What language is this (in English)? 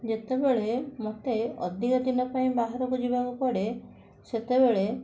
Odia